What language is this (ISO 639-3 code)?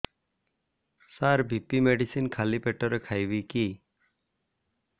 ori